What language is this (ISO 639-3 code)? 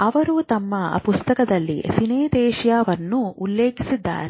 kan